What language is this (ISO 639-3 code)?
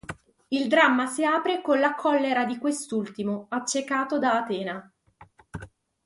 ita